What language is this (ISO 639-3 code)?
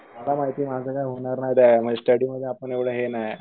mar